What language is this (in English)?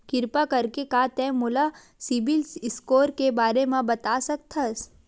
Chhattisgarhi